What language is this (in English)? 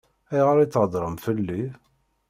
Kabyle